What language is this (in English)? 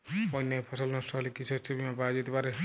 Bangla